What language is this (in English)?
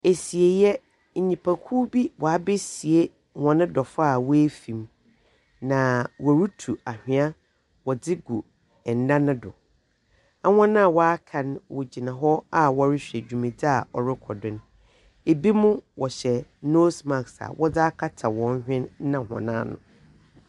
Akan